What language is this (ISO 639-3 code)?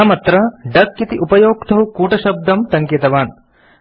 san